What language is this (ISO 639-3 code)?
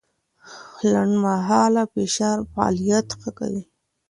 pus